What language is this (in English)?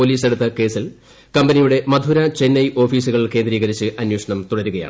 Malayalam